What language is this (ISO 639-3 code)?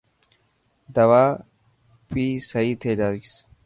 mki